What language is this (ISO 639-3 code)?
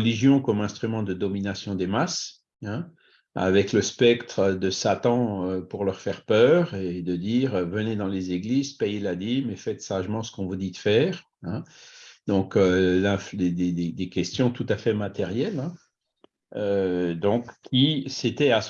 fra